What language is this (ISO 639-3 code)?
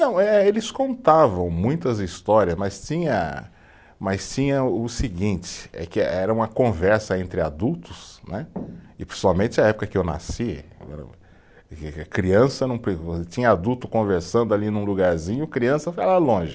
por